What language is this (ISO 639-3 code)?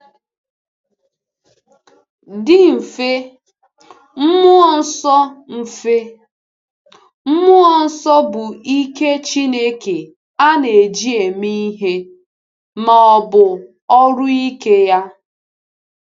ibo